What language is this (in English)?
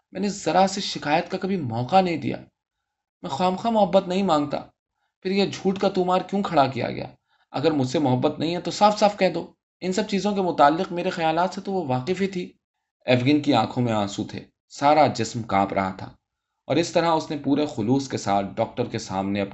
Urdu